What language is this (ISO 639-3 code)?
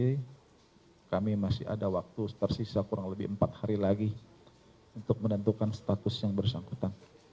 ind